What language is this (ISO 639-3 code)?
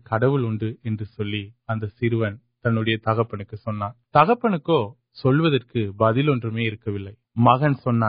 urd